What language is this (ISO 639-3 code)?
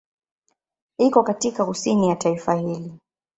swa